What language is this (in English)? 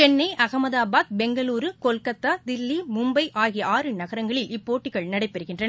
Tamil